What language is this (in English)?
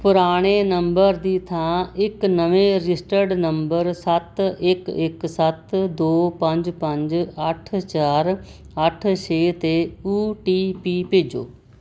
Punjabi